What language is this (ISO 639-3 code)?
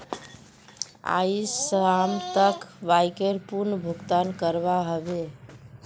mag